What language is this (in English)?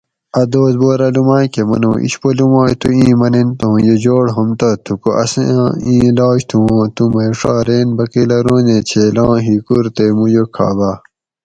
Gawri